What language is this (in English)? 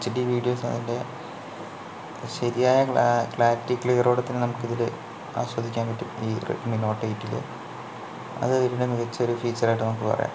Malayalam